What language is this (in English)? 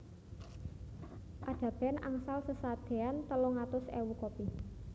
Javanese